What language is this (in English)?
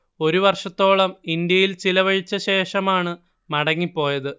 Malayalam